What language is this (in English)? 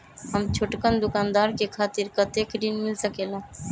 Magahi